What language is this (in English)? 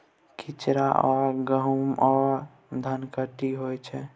Maithili